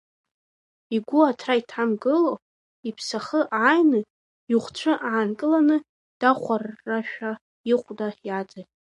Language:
Abkhazian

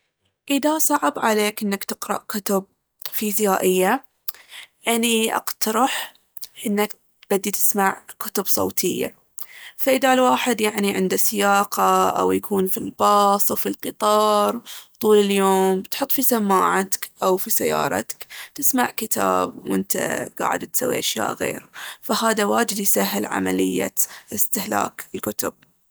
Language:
Baharna Arabic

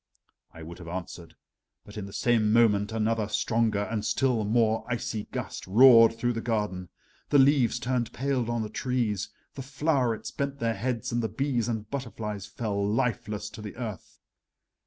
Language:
English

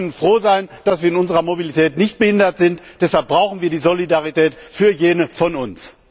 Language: German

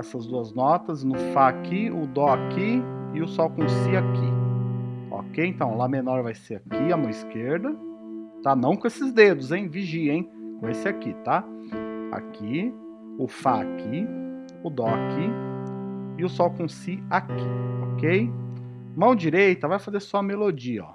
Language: Portuguese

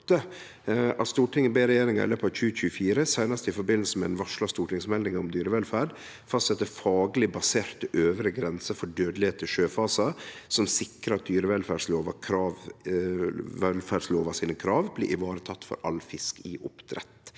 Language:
Norwegian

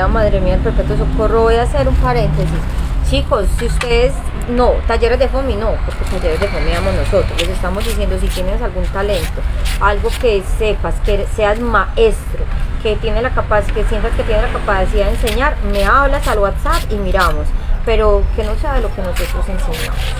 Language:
Spanish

